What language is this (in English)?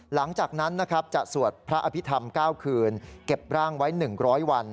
Thai